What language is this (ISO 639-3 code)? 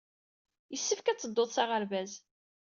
kab